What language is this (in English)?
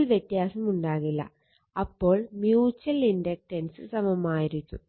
Malayalam